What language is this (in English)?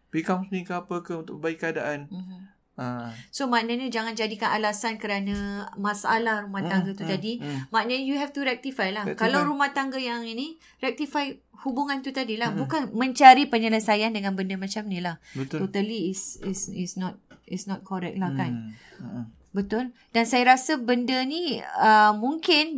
Malay